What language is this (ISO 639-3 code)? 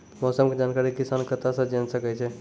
mai